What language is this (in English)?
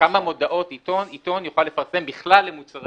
Hebrew